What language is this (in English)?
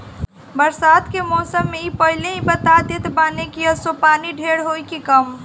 Bhojpuri